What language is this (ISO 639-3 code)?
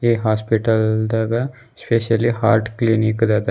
kan